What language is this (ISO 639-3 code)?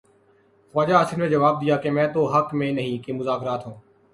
urd